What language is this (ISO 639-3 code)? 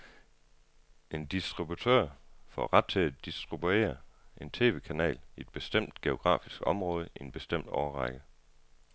dan